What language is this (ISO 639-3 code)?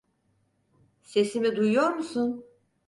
tur